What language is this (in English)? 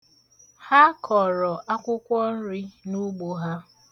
Igbo